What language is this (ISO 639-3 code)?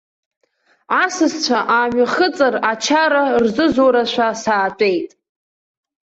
abk